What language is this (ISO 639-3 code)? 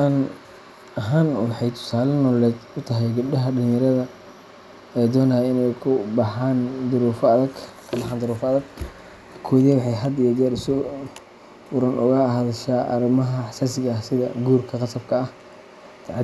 som